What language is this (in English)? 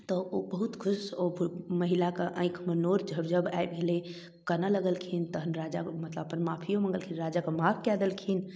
Maithili